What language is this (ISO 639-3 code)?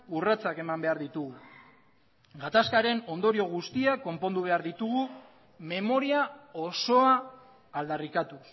eus